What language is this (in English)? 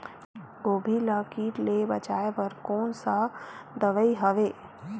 Chhattisgarhi